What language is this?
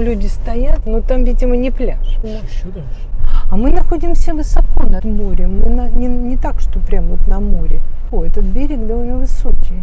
Russian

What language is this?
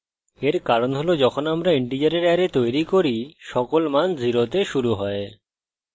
Bangla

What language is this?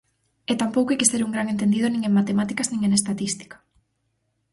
Galician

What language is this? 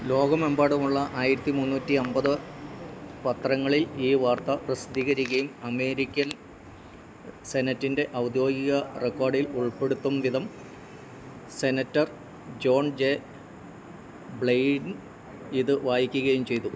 Malayalam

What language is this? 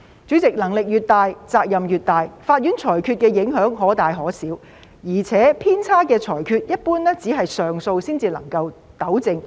Cantonese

